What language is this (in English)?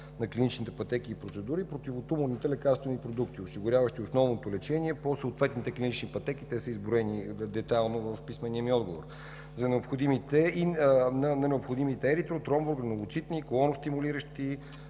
Bulgarian